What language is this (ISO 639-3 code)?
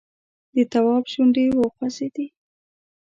pus